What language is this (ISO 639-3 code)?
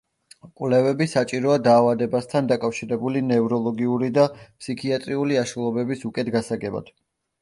kat